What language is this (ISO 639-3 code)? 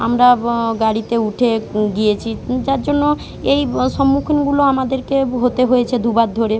ben